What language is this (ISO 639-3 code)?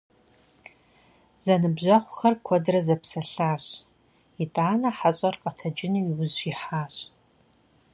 kbd